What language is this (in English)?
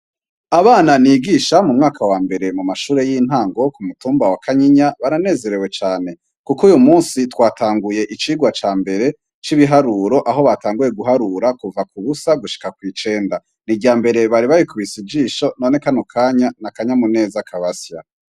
Rundi